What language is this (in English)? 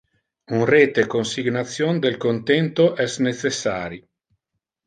Interlingua